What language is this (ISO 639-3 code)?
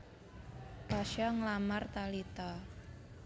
jav